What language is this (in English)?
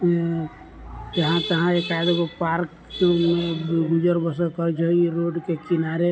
Maithili